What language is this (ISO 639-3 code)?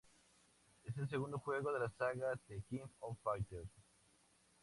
spa